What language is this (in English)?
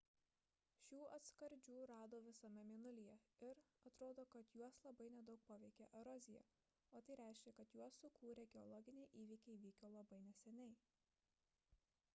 Lithuanian